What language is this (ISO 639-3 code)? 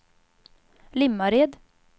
swe